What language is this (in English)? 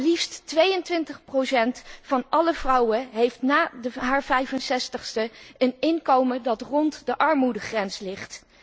Dutch